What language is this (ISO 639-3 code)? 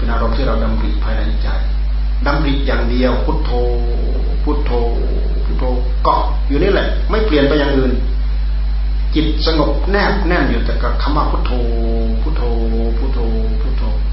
tha